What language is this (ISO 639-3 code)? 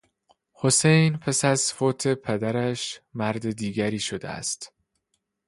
fas